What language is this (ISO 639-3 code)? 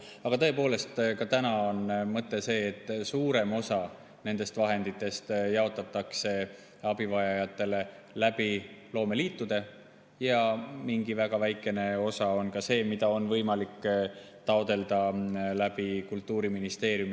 est